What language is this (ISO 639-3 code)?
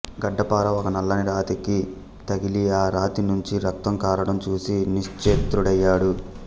tel